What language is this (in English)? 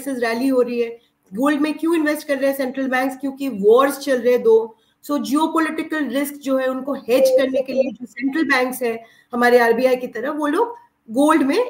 Hindi